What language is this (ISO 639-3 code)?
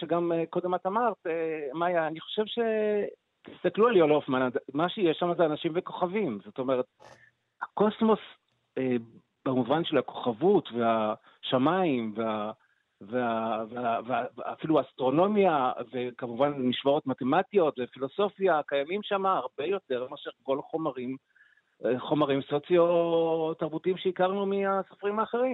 heb